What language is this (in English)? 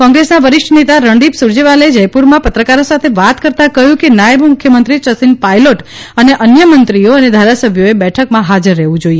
Gujarati